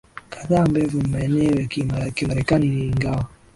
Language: Swahili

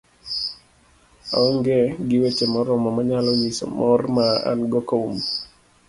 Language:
Luo (Kenya and Tanzania)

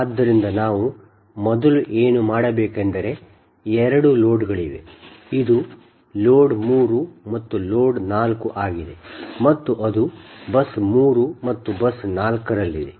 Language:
Kannada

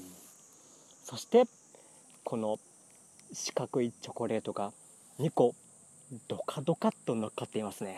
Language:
Japanese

